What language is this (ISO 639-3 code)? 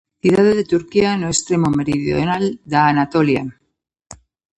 glg